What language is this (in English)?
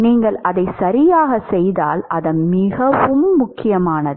Tamil